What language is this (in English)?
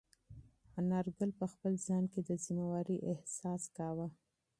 Pashto